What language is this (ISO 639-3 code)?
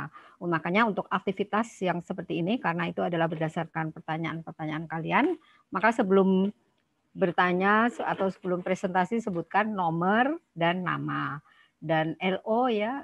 ind